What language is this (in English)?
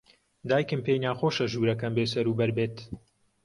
Central Kurdish